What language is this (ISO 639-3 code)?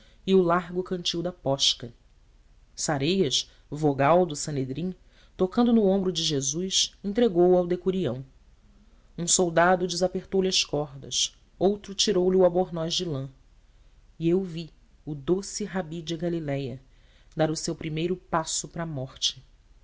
por